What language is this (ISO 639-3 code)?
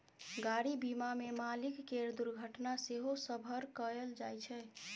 mai